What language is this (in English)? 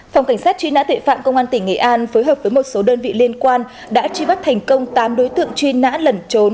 Vietnamese